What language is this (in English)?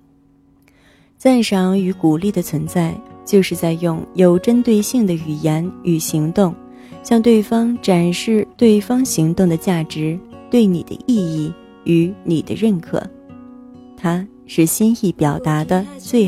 Chinese